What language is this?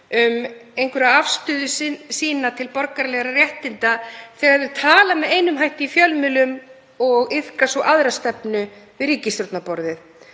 Icelandic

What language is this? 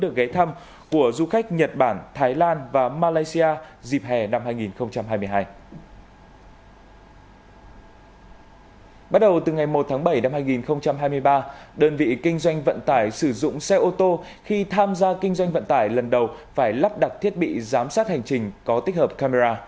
Vietnamese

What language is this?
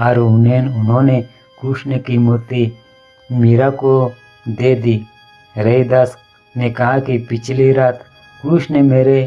Hindi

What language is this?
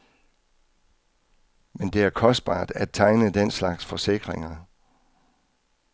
Danish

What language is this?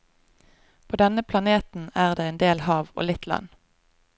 Norwegian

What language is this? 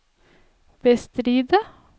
Norwegian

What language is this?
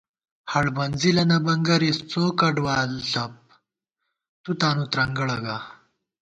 Gawar-Bati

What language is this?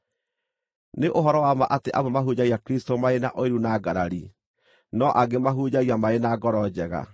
Kikuyu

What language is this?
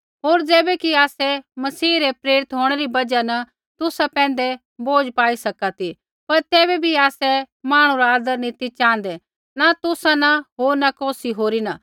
Kullu Pahari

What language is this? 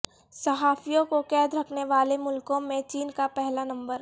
Urdu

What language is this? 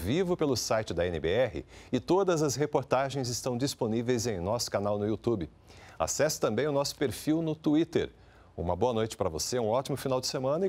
Portuguese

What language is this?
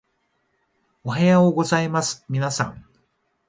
Japanese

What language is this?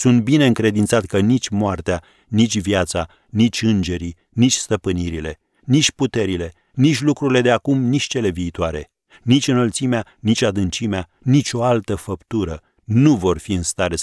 Romanian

